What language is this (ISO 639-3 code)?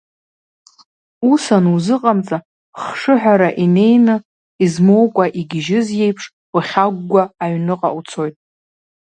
abk